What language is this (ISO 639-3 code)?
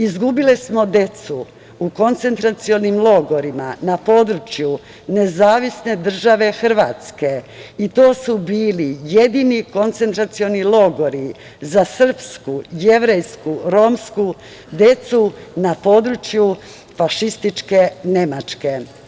srp